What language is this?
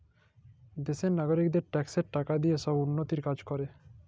Bangla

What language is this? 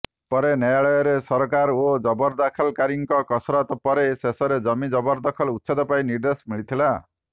Odia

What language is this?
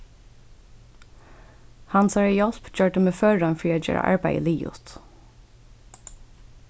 Faroese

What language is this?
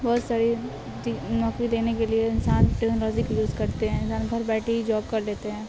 Urdu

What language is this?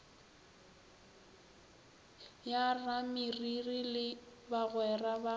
Northern Sotho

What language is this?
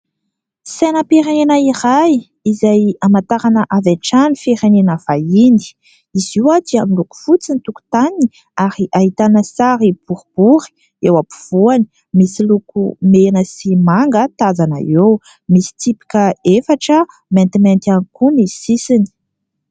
Malagasy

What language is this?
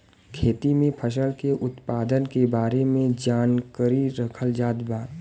Bhojpuri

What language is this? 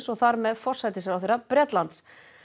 Icelandic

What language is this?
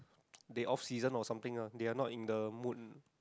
English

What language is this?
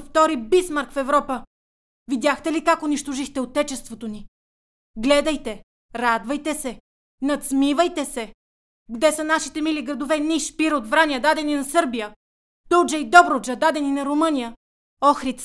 Bulgarian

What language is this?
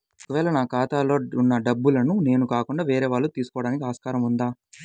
Telugu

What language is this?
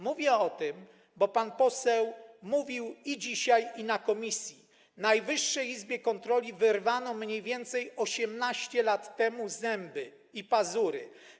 Polish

